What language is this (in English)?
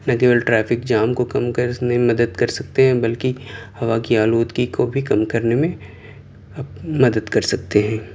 Urdu